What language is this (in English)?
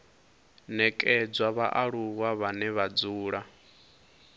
Venda